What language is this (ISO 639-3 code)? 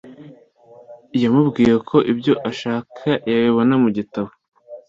kin